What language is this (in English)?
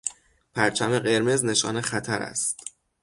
Persian